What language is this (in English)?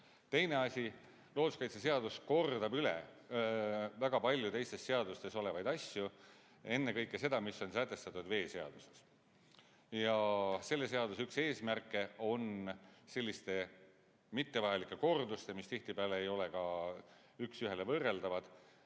Estonian